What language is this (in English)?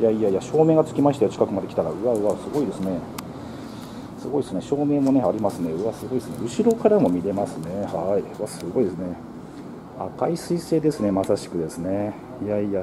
Japanese